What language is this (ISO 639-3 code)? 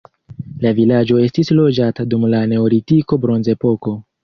epo